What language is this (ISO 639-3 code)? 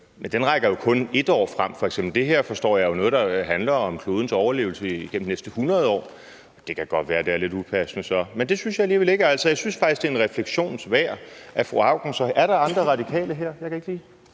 dan